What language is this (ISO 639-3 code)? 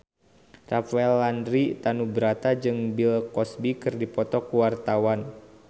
sun